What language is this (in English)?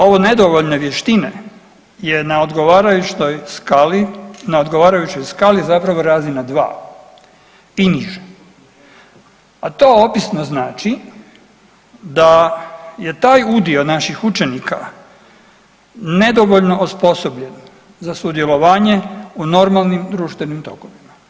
Croatian